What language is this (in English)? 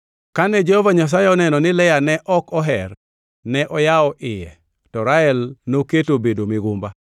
Luo (Kenya and Tanzania)